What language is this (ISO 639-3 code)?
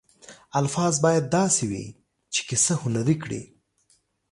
pus